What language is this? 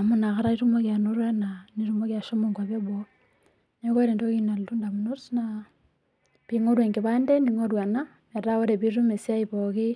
Masai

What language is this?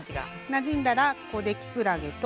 Japanese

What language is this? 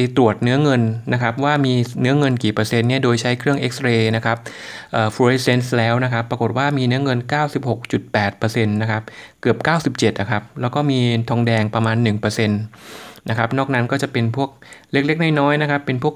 Thai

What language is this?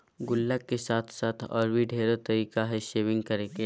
Magahi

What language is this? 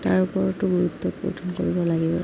Assamese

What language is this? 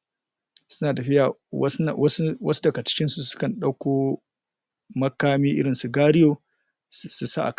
Hausa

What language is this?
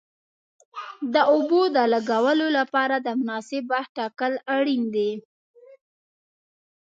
Pashto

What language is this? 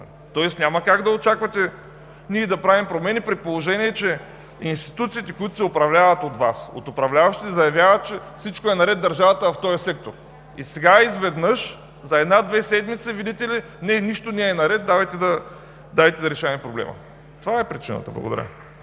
Bulgarian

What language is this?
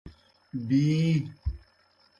Kohistani Shina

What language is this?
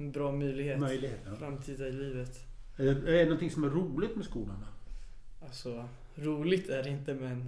Swedish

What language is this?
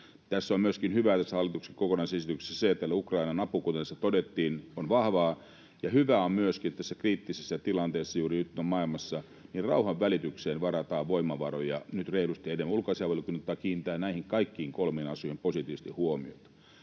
Finnish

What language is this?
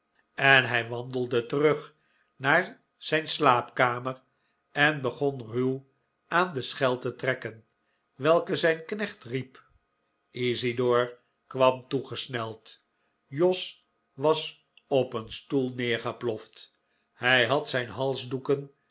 Dutch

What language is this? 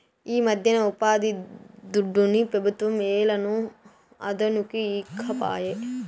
Telugu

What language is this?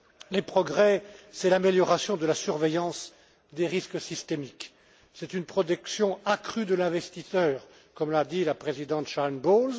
French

